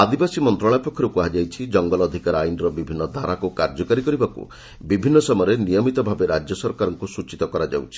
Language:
Odia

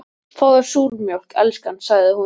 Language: Icelandic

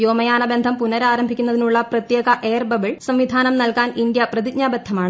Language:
Malayalam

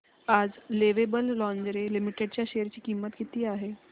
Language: Marathi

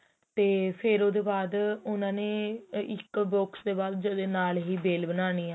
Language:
Punjabi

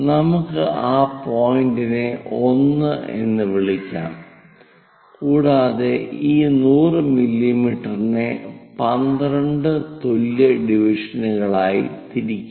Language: Malayalam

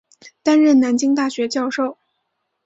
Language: Chinese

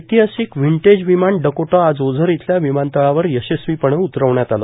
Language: Marathi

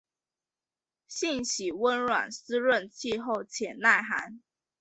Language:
Chinese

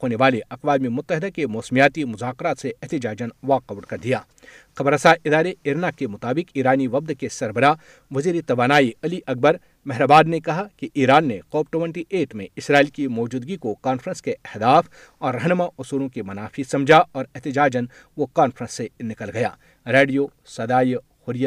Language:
Urdu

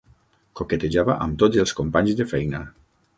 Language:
Catalan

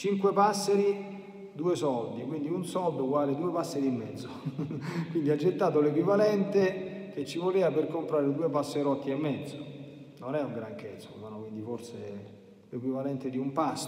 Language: Italian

